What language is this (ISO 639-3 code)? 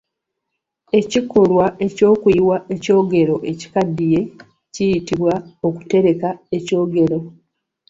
lug